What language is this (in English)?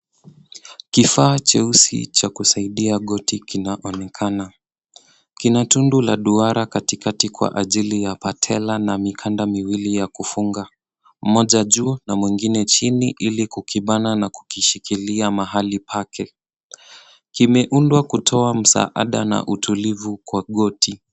Swahili